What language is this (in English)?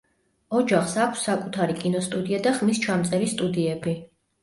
Georgian